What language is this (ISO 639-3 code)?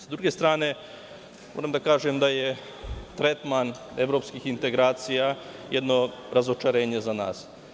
srp